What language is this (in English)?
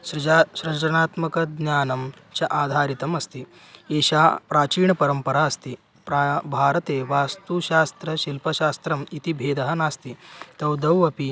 Sanskrit